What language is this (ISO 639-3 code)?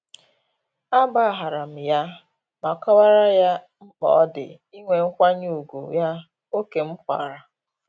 ibo